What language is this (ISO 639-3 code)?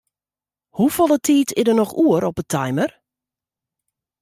fry